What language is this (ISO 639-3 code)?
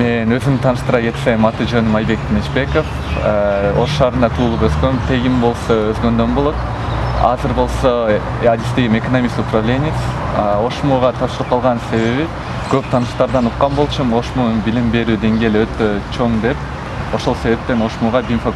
tur